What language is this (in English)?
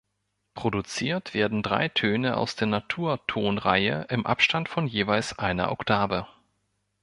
German